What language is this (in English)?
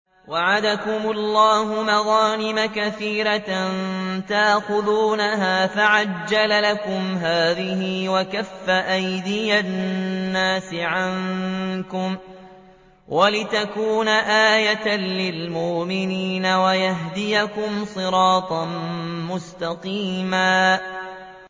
Arabic